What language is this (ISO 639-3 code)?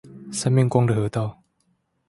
zho